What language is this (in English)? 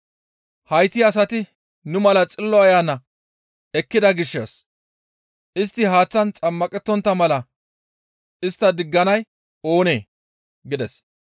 Gamo